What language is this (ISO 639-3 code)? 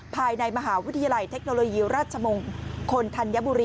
tha